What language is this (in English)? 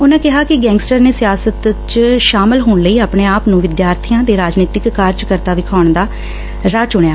Punjabi